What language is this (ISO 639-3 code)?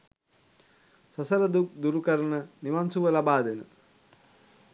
sin